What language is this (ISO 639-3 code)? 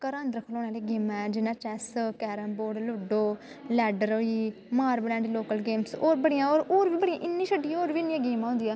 doi